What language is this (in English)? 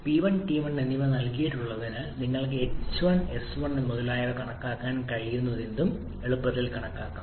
Malayalam